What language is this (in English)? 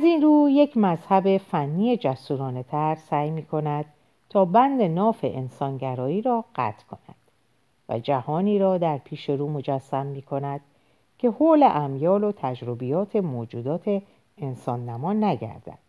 Persian